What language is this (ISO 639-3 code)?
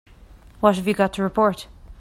eng